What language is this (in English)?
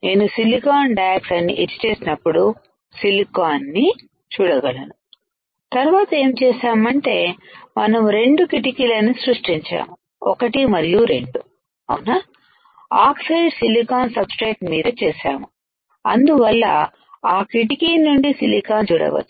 Telugu